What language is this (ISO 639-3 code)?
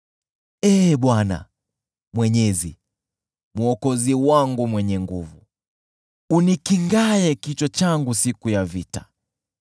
swa